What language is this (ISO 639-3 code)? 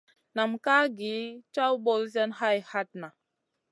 mcn